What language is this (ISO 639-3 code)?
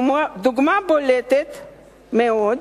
heb